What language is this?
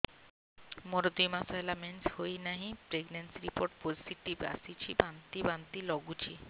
Odia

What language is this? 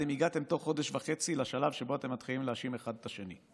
Hebrew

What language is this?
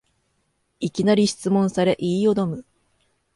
Japanese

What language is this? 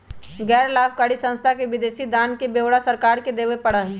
Magahi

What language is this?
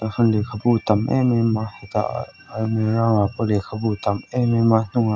Mizo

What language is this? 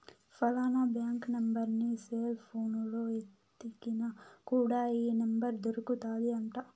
Telugu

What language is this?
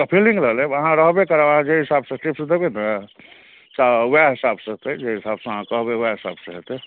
Maithili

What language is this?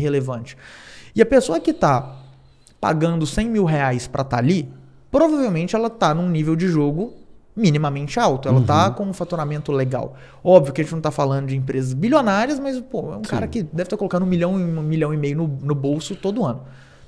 Portuguese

